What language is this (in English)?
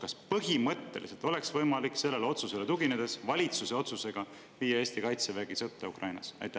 Estonian